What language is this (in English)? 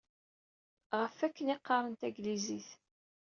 Kabyle